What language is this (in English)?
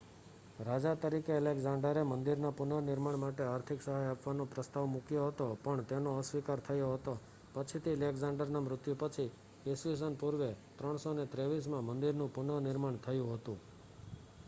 Gujarati